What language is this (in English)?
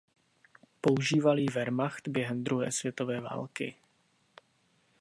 Czech